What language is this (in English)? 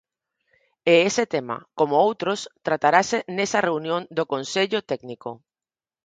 Galician